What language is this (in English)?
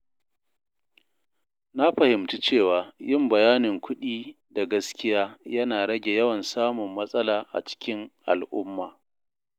Hausa